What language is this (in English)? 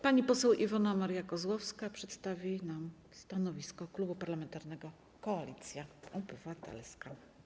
Polish